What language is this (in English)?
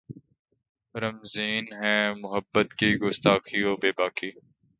Urdu